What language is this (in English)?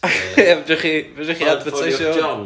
Welsh